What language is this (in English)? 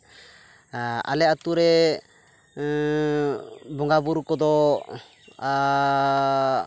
Santali